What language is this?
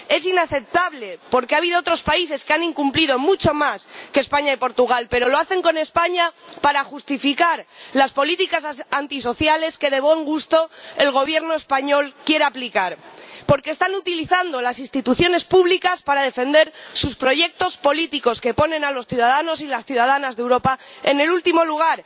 Spanish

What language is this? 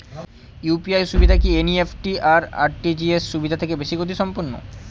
Bangla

